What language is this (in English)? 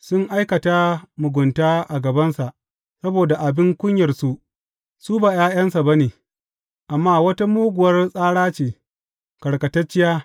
Hausa